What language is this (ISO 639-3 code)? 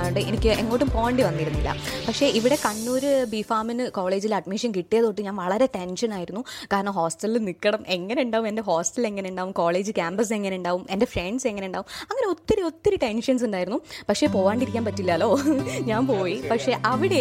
mal